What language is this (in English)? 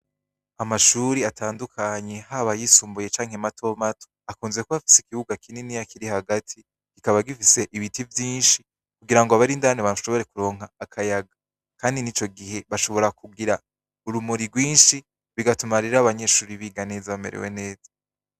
Rundi